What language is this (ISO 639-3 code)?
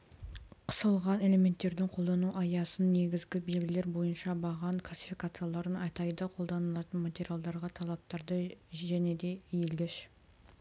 kaz